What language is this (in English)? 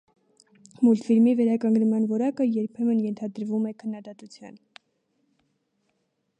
Armenian